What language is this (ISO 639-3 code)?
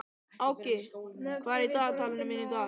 isl